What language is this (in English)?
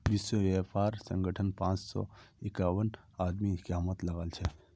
Magahi